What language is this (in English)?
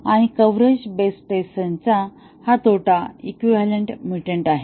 Marathi